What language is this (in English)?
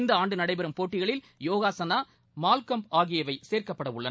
Tamil